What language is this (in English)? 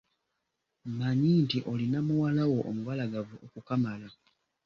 Ganda